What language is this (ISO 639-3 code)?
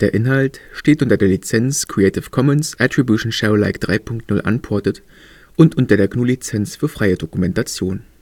deu